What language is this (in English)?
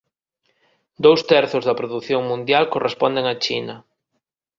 Galician